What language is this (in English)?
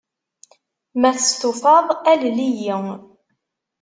Kabyle